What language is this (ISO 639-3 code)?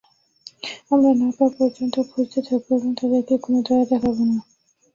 ben